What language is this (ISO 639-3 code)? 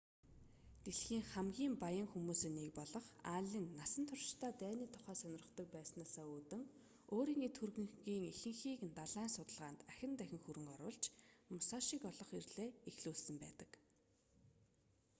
mon